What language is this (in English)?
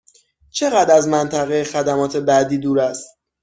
Persian